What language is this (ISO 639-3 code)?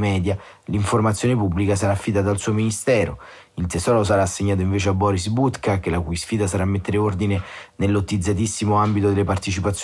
ita